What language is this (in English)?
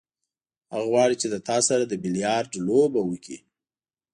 Pashto